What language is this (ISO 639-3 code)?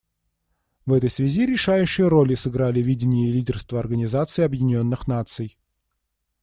rus